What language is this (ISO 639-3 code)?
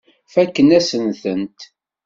kab